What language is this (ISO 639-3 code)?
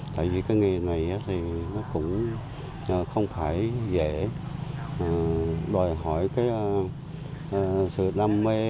vie